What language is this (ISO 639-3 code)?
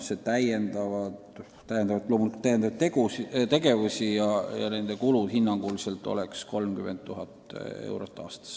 est